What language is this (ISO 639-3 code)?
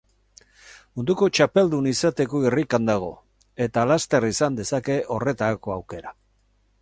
eus